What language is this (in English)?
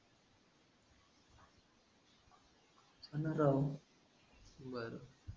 Marathi